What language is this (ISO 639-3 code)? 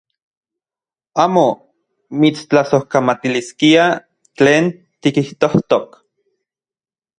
ncx